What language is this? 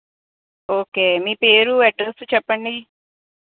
Telugu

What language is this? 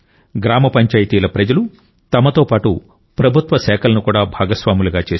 Telugu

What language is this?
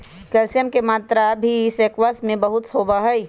Magahi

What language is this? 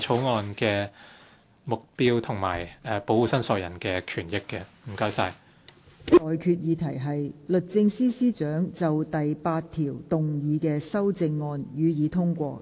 Cantonese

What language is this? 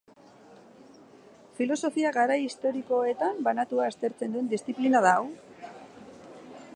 Basque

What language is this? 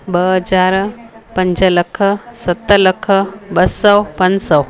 Sindhi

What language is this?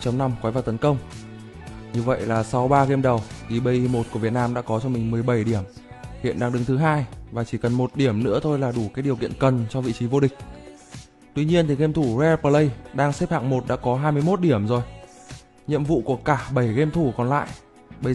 Vietnamese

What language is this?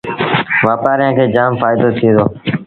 Sindhi Bhil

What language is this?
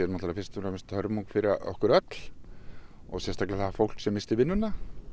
Icelandic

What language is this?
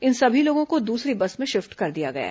Hindi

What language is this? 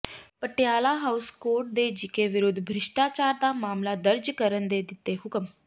Punjabi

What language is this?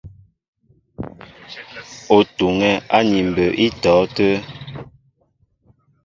Mbo (Cameroon)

